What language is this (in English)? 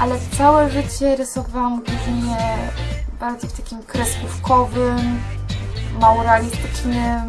Polish